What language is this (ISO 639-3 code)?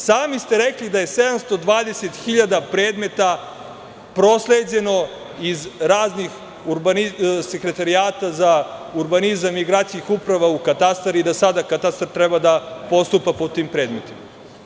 srp